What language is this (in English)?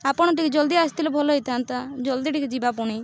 Odia